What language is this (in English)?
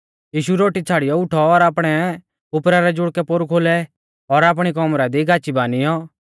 Mahasu Pahari